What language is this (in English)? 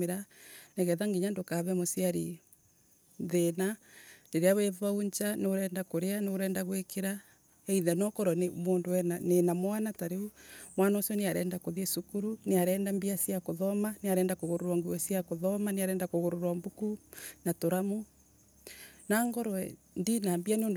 Embu